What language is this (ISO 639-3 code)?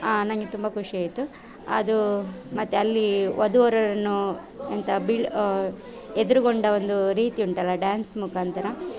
kan